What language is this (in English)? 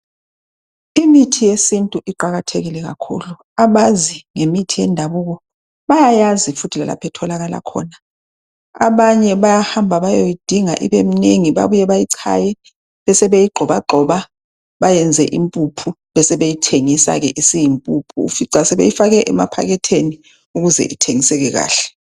North Ndebele